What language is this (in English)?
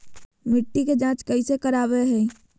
Magahi